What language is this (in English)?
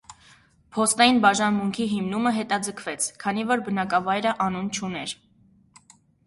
Armenian